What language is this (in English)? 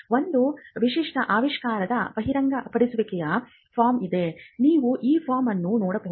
Kannada